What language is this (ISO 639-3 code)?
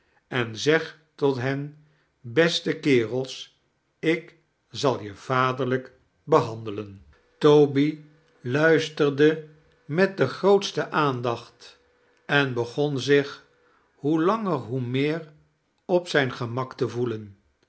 nld